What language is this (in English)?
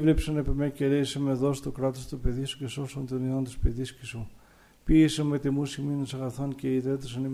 Greek